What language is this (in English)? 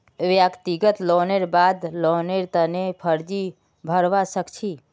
Magahi